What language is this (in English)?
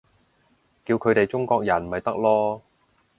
Cantonese